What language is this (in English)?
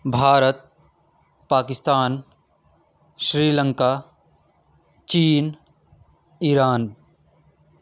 Urdu